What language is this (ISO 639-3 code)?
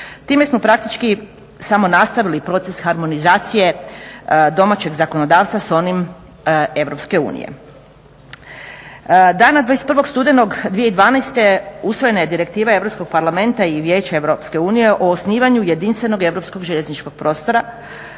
hrv